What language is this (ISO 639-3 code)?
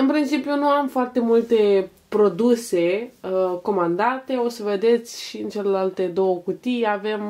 ron